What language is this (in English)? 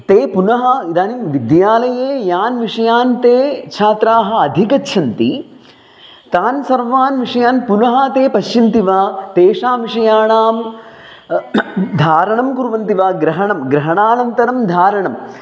Sanskrit